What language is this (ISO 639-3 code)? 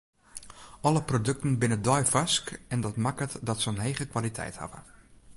fry